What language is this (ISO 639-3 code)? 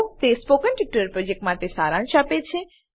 guj